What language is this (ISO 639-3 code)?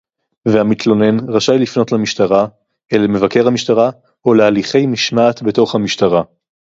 heb